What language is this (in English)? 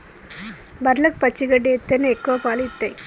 Telugu